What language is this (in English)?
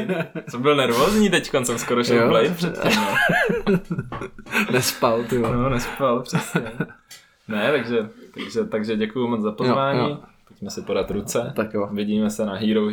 Czech